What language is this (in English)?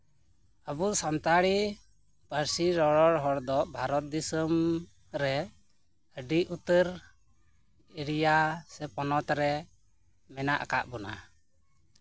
Santali